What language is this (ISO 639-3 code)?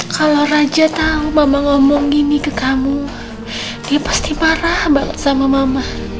ind